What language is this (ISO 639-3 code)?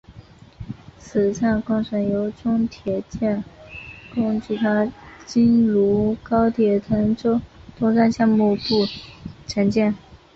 zho